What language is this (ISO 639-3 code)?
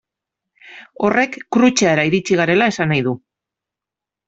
eus